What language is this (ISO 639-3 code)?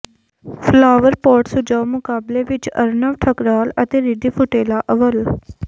pan